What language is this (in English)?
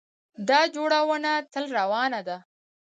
Pashto